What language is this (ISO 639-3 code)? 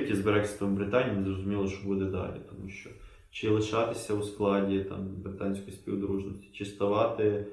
ukr